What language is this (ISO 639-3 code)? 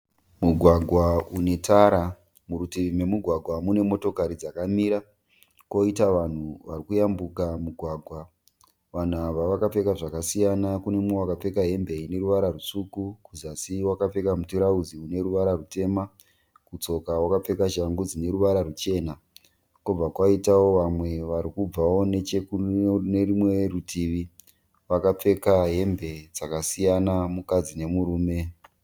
sna